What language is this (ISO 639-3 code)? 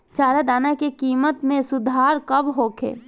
bho